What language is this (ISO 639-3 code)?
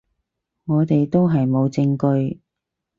yue